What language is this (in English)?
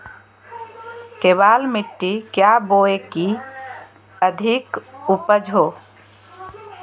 Magahi